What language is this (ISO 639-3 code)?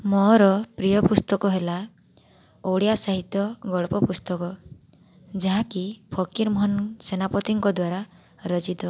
ori